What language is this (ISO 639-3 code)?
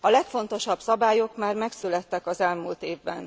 hun